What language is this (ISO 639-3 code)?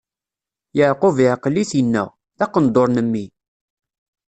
kab